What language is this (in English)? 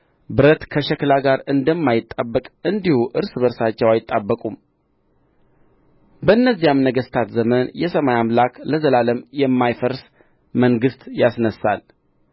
Amharic